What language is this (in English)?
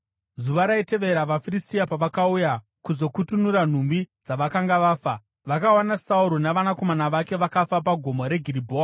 Shona